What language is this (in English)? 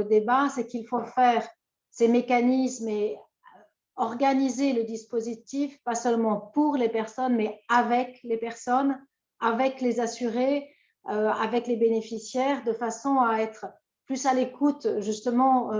French